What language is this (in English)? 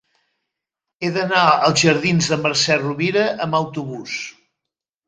Catalan